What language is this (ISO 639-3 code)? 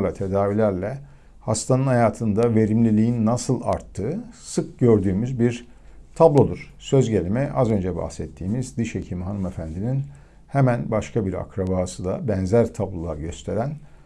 tur